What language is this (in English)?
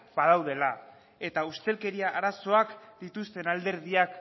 Basque